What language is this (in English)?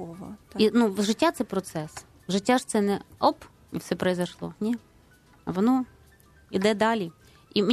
Ukrainian